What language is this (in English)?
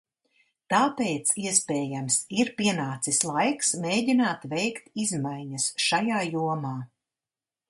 Latvian